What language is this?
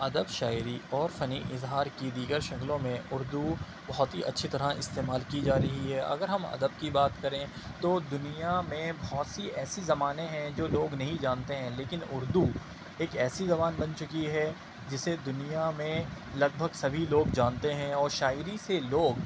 Urdu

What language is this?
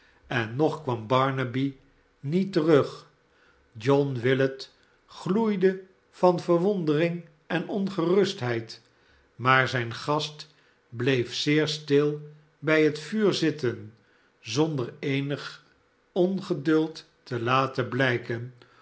Dutch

